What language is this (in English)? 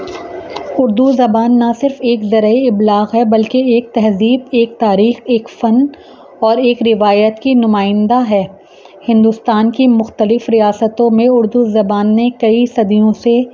Urdu